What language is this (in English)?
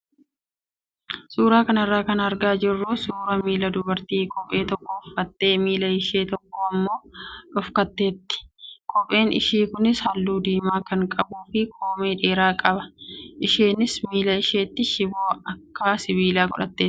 Oromo